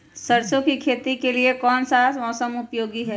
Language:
Magahi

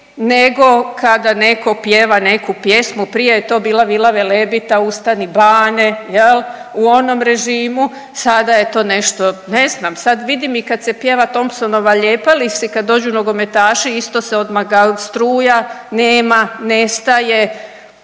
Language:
Croatian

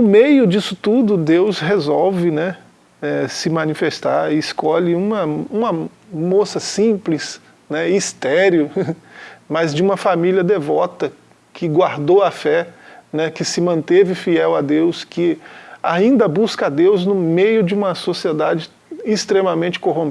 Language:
Portuguese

